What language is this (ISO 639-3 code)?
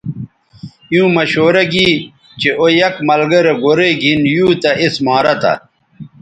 btv